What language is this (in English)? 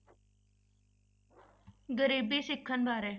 Punjabi